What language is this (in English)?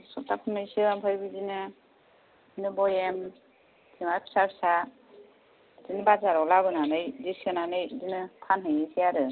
Bodo